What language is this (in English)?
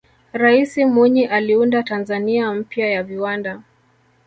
Swahili